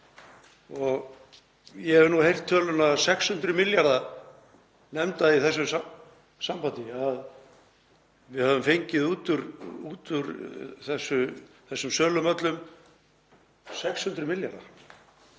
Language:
Icelandic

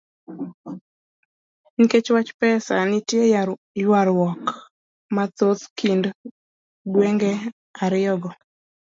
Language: Luo (Kenya and Tanzania)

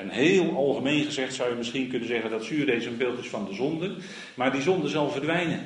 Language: Dutch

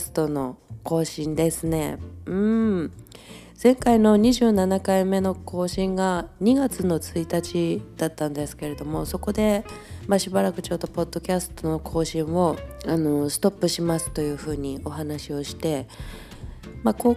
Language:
Japanese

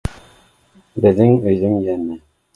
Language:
Bashkir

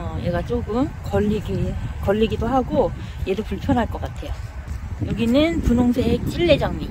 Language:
Korean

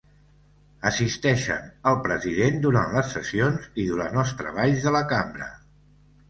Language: Catalan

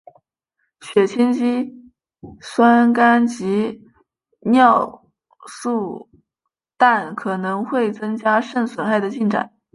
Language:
Chinese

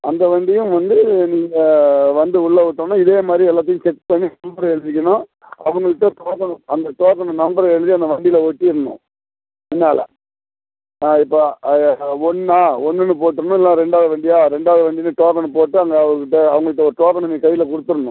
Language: Tamil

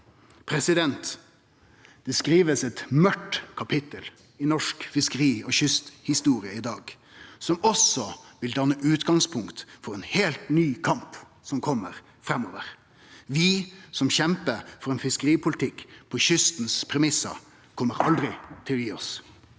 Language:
Norwegian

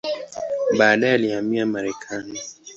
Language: Swahili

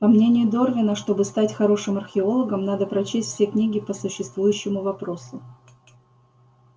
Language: Russian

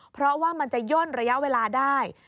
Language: Thai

